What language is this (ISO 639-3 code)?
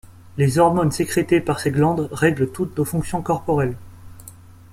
fra